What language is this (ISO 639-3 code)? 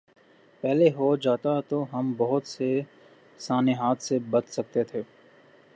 urd